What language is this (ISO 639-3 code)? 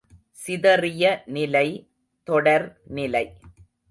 tam